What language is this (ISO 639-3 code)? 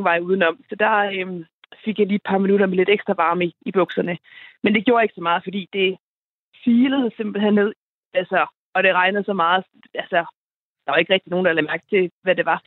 dan